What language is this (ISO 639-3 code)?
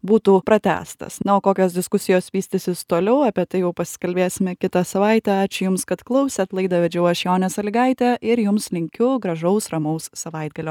lit